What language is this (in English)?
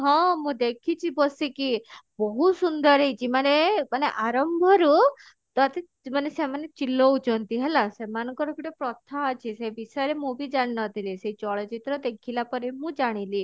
Odia